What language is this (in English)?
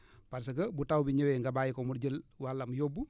Wolof